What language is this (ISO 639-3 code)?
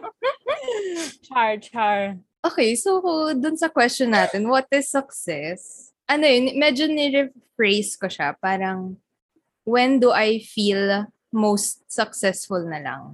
fil